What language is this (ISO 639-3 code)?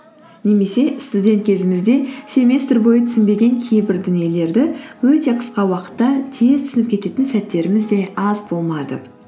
kaz